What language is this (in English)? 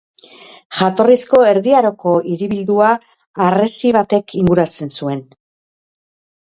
Basque